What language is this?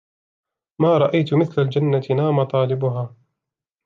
Arabic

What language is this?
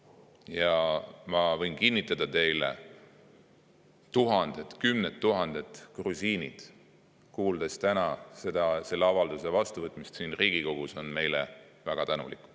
Estonian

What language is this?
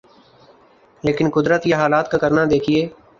Urdu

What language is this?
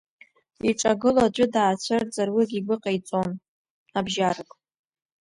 Abkhazian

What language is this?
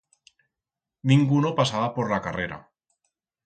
Aragonese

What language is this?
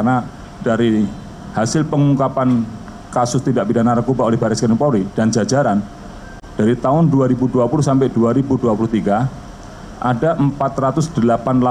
Indonesian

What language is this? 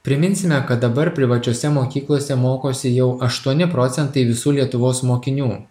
Lithuanian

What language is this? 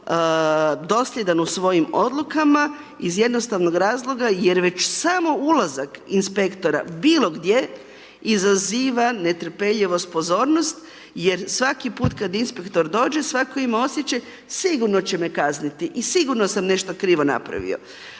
Croatian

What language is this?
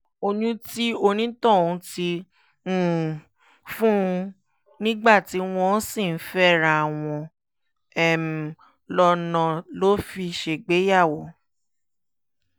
Yoruba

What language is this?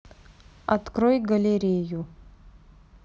Russian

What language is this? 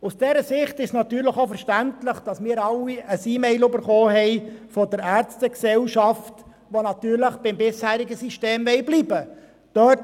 Swiss German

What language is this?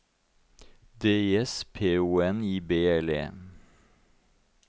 Norwegian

